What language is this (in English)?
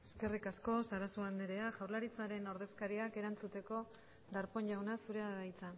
Basque